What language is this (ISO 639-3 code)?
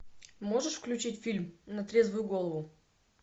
rus